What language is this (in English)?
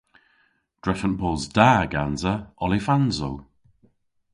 Cornish